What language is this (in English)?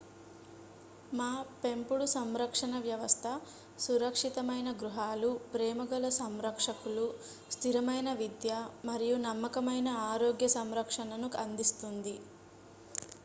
Telugu